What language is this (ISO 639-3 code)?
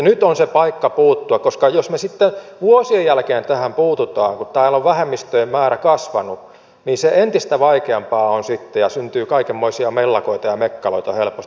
fin